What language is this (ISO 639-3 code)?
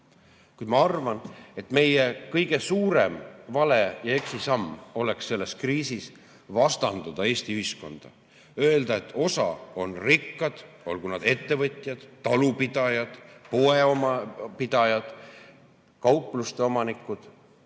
est